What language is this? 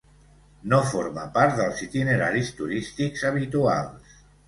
Catalan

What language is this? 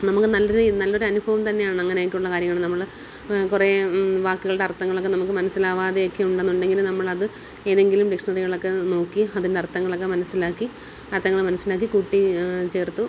Malayalam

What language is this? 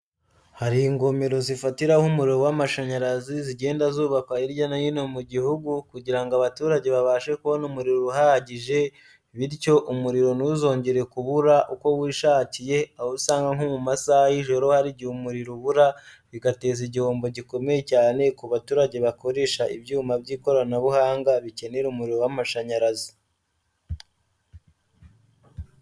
Kinyarwanda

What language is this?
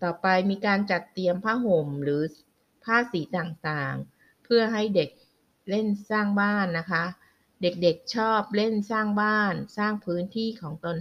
Thai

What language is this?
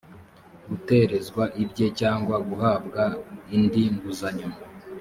Kinyarwanda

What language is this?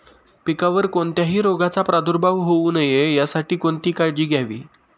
Marathi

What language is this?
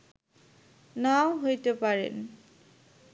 Bangla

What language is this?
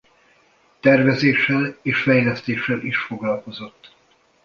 Hungarian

